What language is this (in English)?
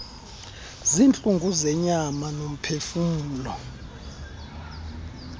Xhosa